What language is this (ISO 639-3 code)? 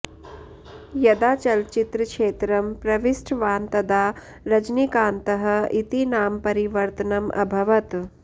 san